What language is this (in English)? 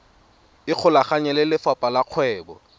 Tswana